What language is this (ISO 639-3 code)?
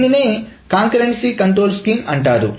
tel